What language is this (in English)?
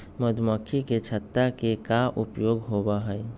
Magahi